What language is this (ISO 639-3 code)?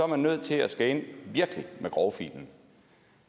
dan